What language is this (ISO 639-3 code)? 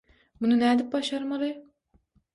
tuk